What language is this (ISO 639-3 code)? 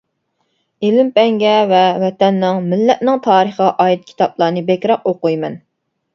uig